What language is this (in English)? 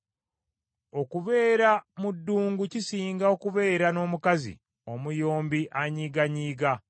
Ganda